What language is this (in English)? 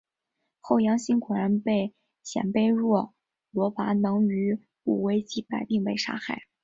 Chinese